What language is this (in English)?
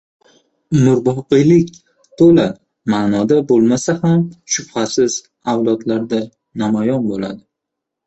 Uzbek